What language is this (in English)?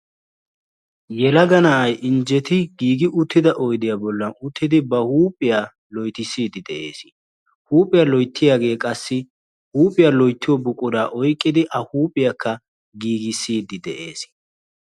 Wolaytta